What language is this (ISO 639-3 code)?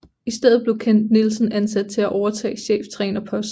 dan